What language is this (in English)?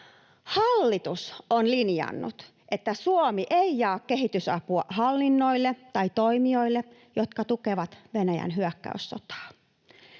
Finnish